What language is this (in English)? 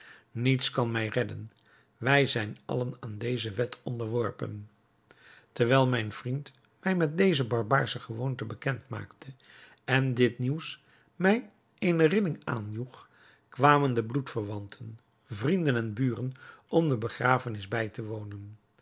Dutch